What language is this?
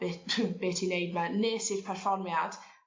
Welsh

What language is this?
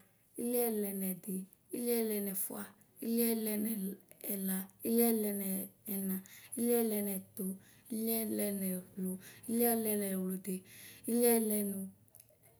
Ikposo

